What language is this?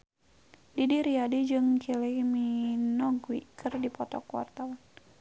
Sundanese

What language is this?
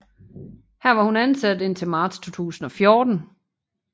Danish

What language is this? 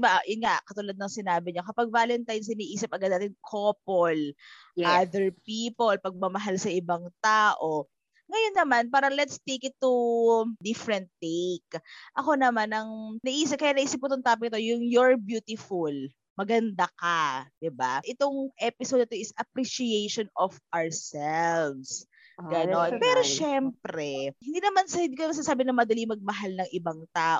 Filipino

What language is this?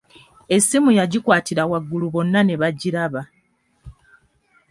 Ganda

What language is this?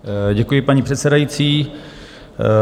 Czech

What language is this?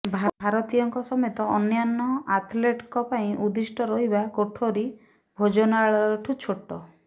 Odia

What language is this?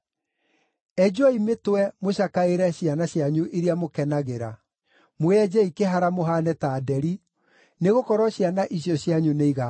Kikuyu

